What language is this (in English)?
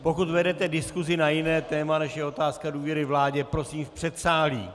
Czech